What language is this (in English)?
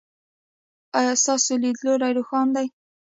Pashto